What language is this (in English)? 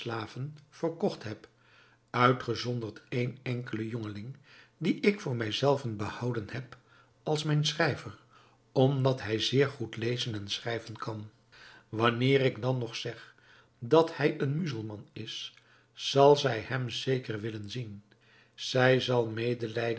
Dutch